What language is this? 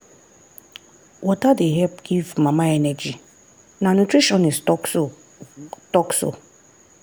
Nigerian Pidgin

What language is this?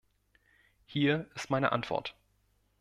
German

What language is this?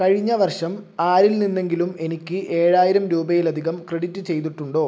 Malayalam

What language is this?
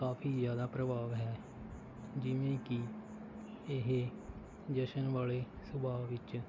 Punjabi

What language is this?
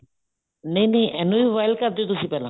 Punjabi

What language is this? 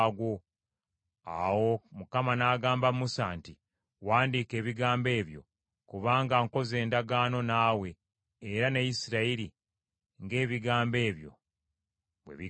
Ganda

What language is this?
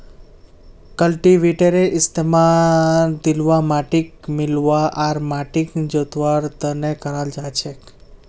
Magahi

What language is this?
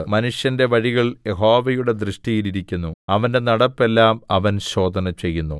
Malayalam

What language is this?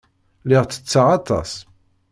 Kabyle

